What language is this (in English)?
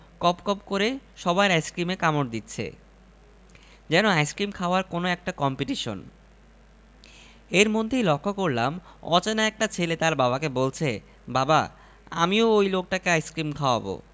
Bangla